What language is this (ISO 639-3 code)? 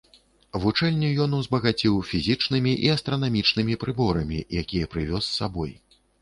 bel